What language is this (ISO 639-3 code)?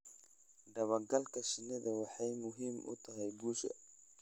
som